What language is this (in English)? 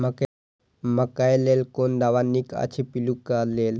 Maithili